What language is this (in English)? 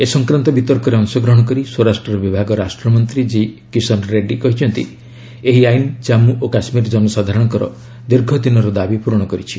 Odia